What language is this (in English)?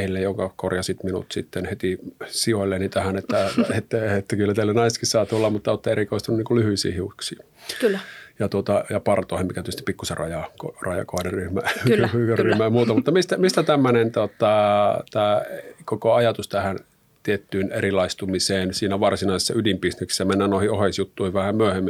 Finnish